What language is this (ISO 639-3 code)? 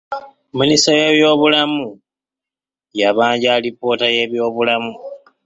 lug